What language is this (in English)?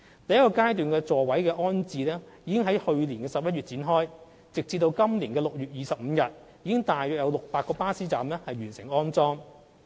Cantonese